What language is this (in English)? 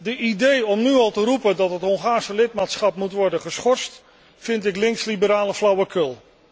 Dutch